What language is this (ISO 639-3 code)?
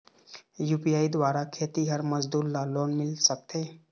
hne